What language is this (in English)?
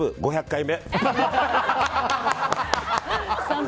Japanese